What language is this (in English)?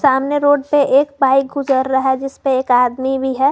Hindi